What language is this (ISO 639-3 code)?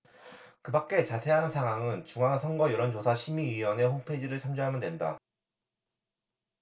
kor